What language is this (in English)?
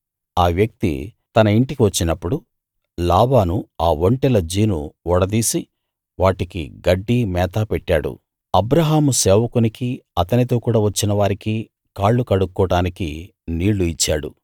Telugu